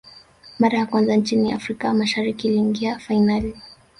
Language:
Swahili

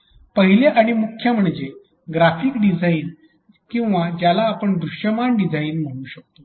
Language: Marathi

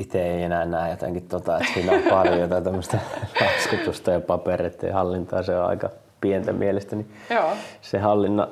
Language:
Finnish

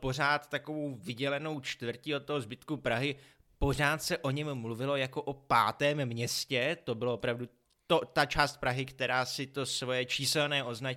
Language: Czech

